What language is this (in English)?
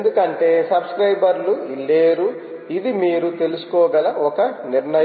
Telugu